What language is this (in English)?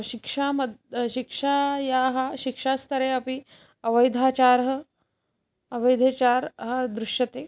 Sanskrit